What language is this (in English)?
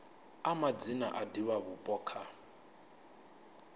Venda